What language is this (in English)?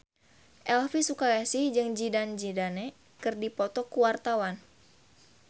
Sundanese